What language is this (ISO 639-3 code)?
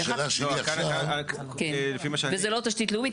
heb